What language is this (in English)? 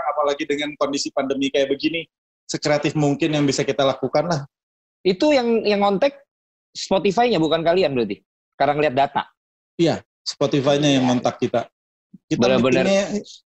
Indonesian